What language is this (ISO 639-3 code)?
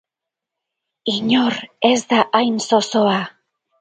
eus